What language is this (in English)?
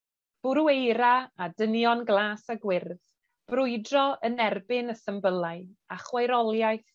Welsh